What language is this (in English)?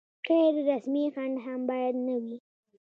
Pashto